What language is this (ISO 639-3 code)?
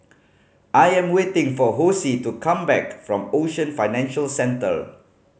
eng